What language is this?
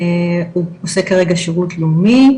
Hebrew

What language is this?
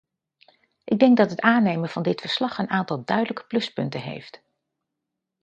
Dutch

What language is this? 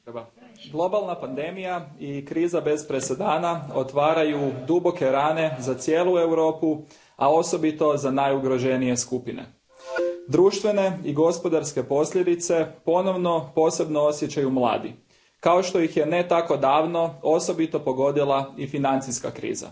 Croatian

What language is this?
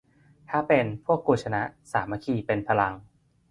Thai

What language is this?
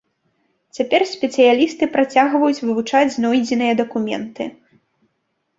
Belarusian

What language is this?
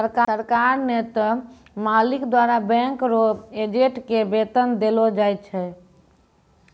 Maithili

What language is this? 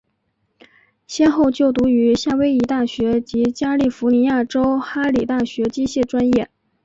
Chinese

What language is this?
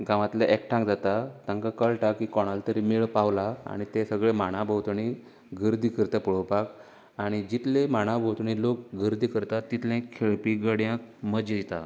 Konkani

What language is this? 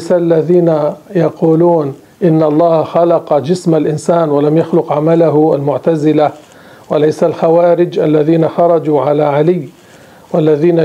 Arabic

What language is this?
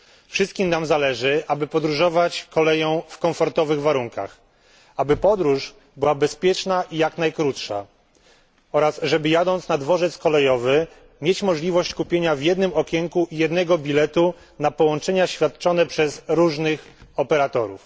Polish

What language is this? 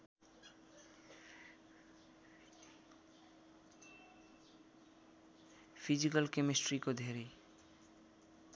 Nepali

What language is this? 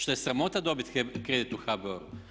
Croatian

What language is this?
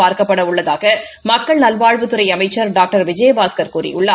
Tamil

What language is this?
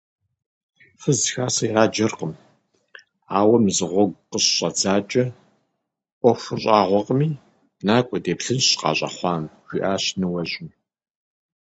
Kabardian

